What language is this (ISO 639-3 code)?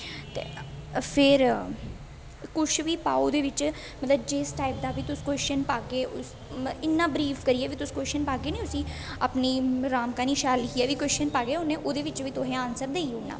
doi